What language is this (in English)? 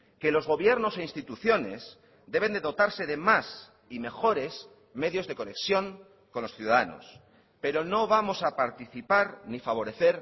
Spanish